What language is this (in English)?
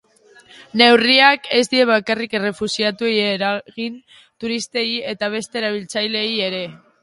Basque